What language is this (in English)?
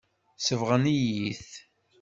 Kabyle